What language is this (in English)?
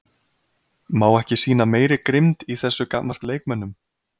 Icelandic